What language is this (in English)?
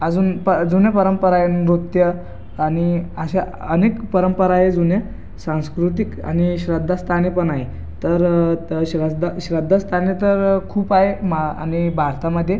Marathi